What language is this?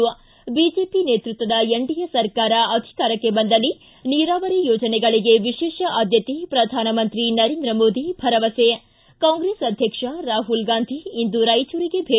Kannada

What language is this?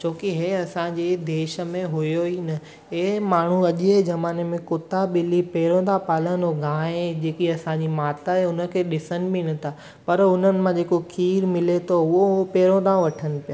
Sindhi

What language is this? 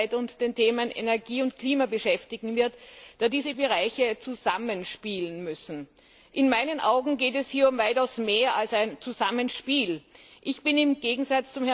German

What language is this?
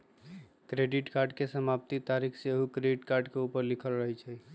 Magahi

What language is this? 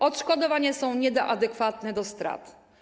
Polish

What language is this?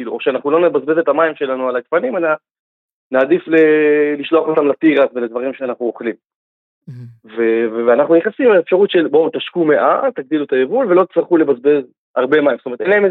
Hebrew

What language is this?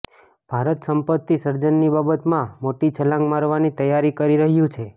Gujarati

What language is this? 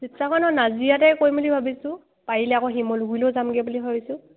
Assamese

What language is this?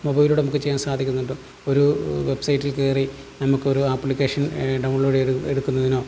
Malayalam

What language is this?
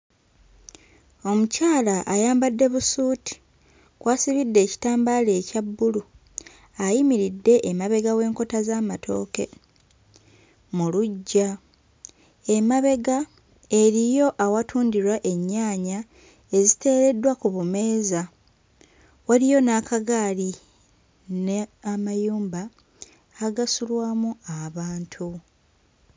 Ganda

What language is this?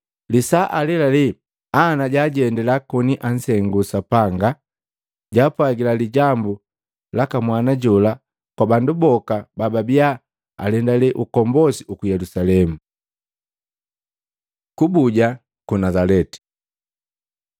Matengo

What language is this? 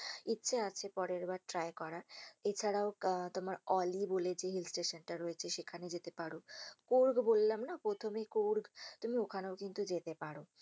Bangla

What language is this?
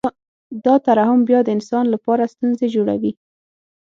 Pashto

